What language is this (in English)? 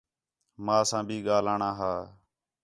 Khetrani